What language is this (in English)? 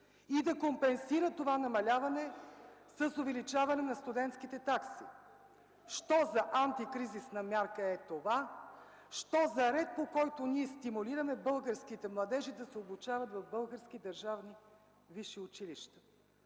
Bulgarian